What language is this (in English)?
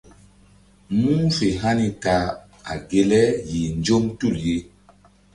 Mbum